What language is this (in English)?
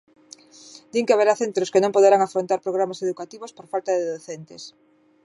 Galician